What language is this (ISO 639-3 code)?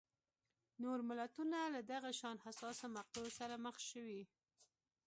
pus